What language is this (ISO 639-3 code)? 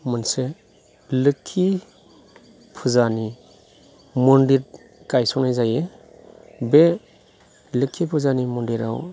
brx